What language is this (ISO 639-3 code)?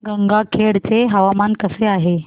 mar